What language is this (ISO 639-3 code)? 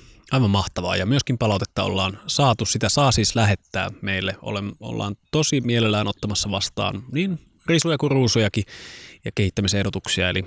fin